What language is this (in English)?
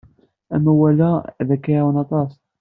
Kabyle